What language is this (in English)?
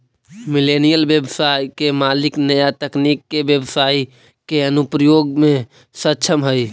Magahi